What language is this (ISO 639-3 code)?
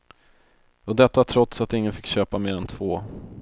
swe